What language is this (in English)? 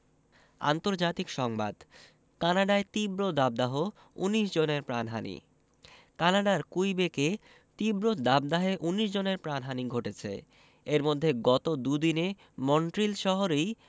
Bangla